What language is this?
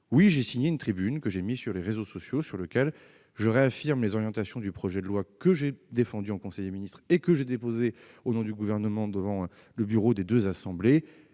French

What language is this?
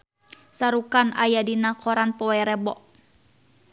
Sundanese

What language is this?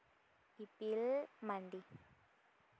Santali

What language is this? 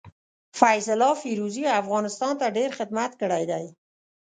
Pashto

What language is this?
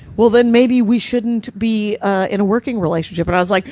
English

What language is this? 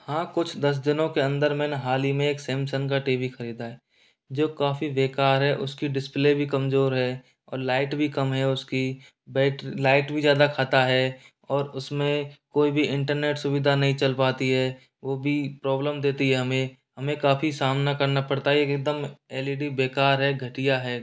Hindi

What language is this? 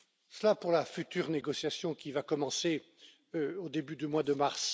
French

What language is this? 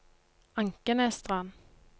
Norwegian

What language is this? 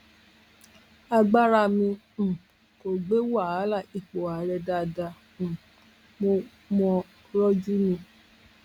Yoruba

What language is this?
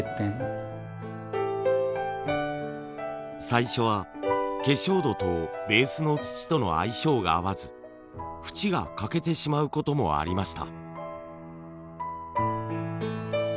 Japanese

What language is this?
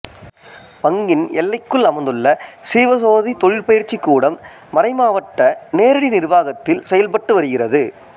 Tamil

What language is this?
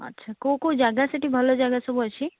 Odia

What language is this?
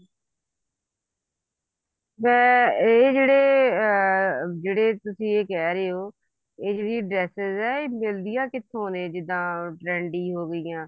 Punjabi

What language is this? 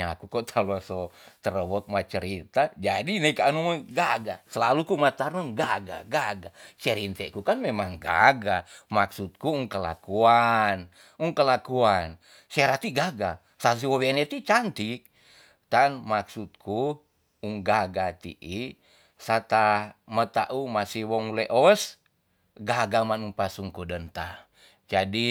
Tonsea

